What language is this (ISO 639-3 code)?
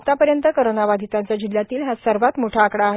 mar